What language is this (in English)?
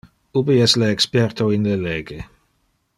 Interlingua